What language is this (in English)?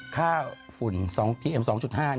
Thai